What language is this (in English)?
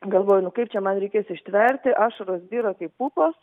Lithuanian